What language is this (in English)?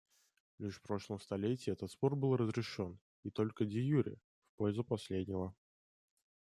Russian